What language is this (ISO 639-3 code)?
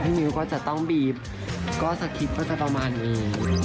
tha